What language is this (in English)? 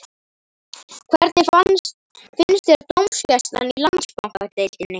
Icelandic